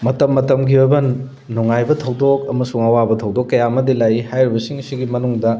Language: Manipuri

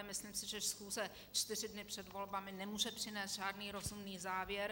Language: Czech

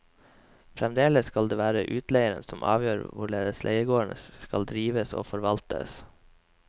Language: Norwegian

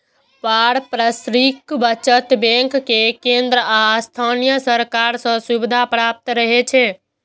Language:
Maithili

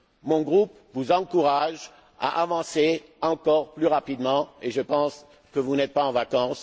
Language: French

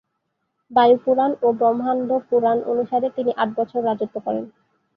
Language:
Bangla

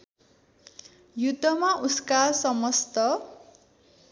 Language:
Nepali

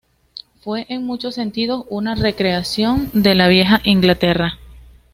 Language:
Spanish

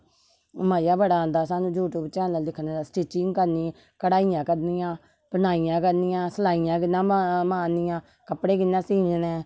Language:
Dogri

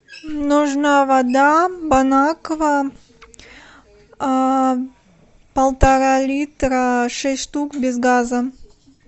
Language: Russian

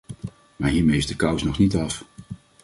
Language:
Dutch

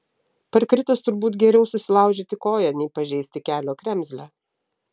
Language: Lithuanian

